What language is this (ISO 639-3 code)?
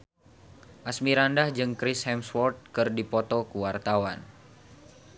sun